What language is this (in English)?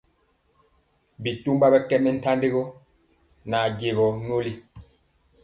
Mpiemo